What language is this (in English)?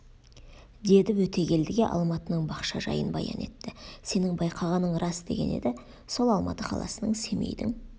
Kazakh